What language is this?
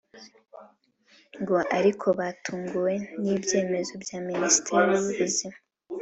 Kinyarwanda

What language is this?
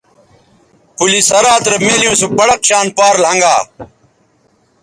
Bateri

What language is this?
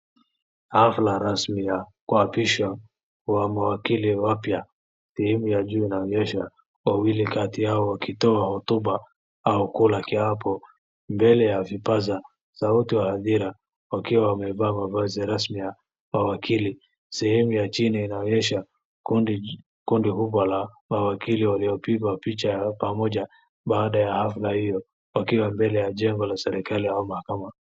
Swahili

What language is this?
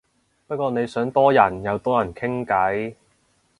Cantonese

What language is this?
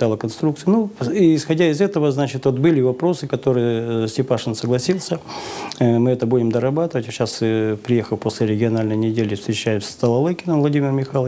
Russian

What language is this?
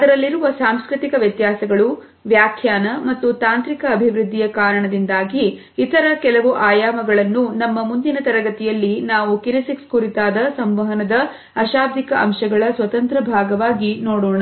Kannada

